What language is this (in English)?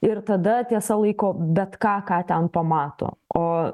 Lithuanian